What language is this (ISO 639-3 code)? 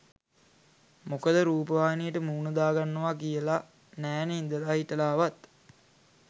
sin